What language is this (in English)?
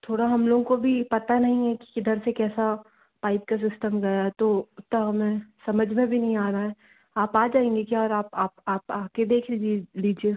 Hindi